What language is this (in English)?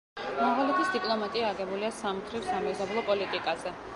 Georgian